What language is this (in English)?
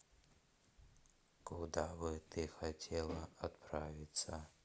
Russian